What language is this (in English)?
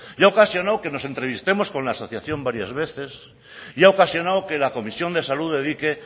Spanish